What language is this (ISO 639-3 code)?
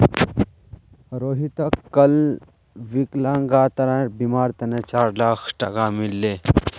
mag